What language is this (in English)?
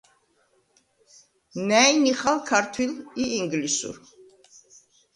Svan